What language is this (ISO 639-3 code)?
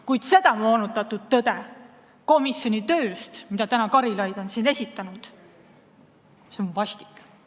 est